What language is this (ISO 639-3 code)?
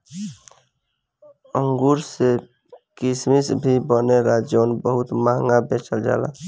bho